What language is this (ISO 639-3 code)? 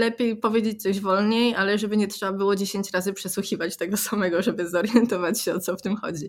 pol